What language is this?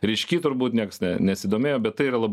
Lithuanian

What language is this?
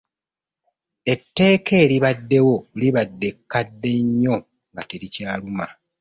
Ganda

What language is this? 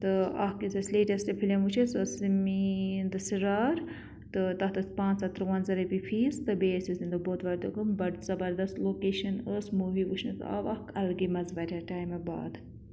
Kashmiri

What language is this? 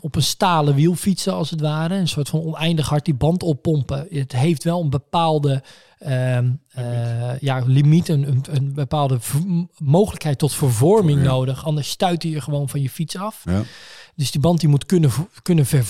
Dutch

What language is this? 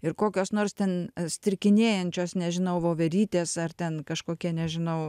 Lithuanian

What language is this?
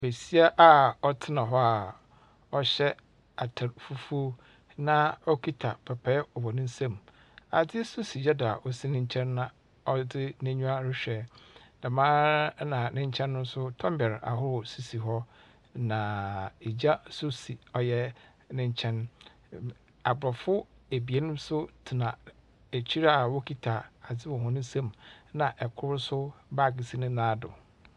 Akan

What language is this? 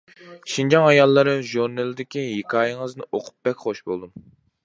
Uyghur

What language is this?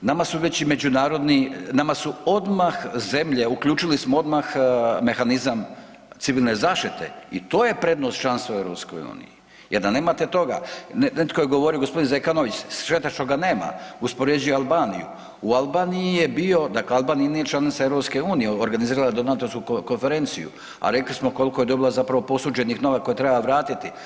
Croatian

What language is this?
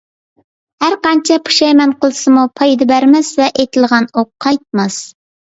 Uyghur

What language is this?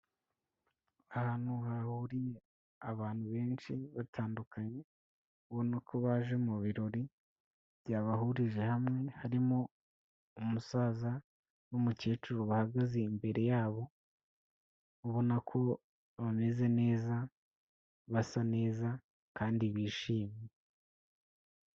Kinyarwanda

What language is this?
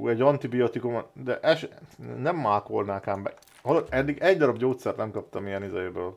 Hungarian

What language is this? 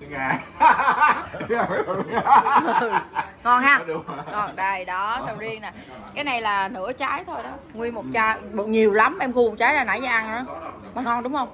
Vietnamese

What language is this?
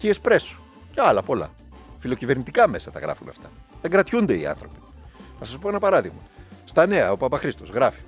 Greek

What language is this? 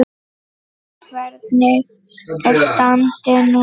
Icelandic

